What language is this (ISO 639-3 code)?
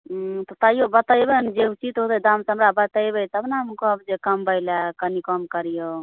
mai